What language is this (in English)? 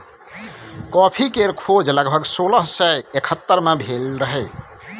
Maithili